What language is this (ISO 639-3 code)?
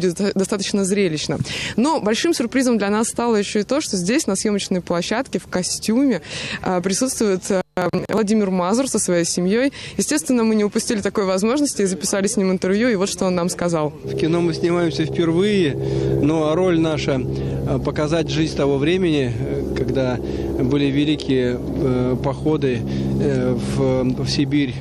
rus